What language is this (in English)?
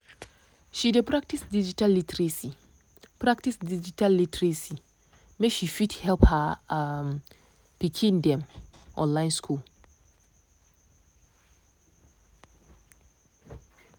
Nigerian Pidgin